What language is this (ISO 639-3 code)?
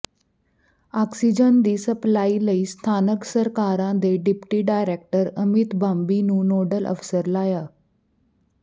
pan